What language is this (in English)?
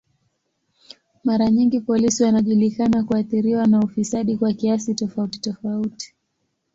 Swahili